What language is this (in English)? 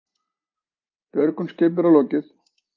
Icelandic